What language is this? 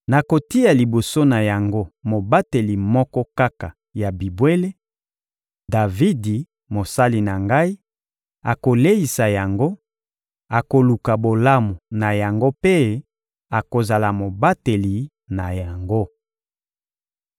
Lingala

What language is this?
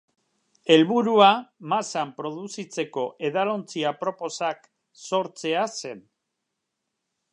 Basque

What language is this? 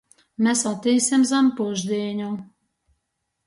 Latgalian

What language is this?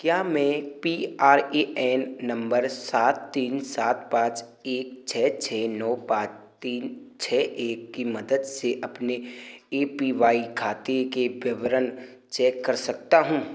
Hindi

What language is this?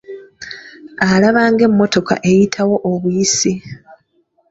Ganda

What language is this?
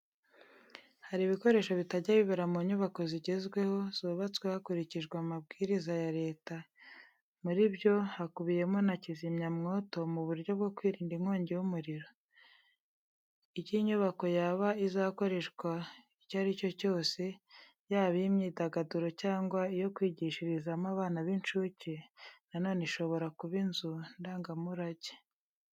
Kinyarwanda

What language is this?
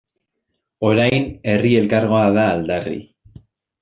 Basque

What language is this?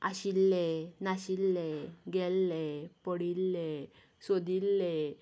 Konkani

